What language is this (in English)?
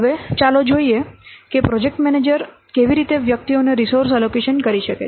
Gujarati